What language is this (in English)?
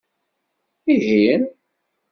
Kabyle